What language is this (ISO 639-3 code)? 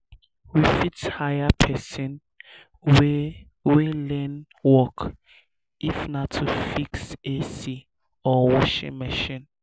pcm